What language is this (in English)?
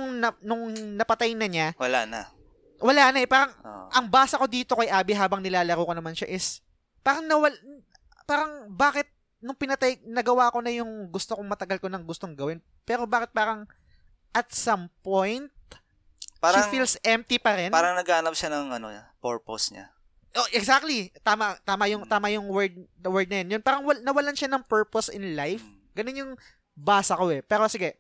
Filipino